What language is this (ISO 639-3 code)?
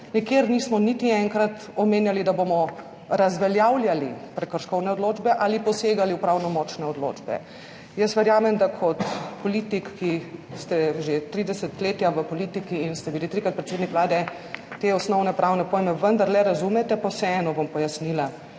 slv